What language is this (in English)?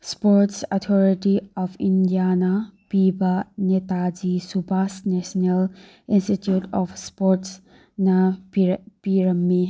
Manipuri